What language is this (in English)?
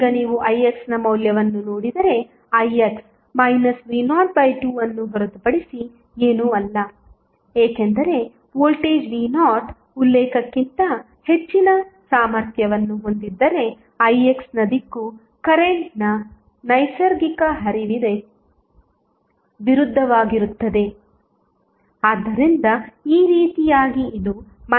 Kannada